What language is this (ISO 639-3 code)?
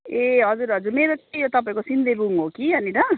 nep